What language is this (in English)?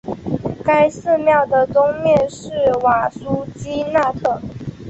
Chinese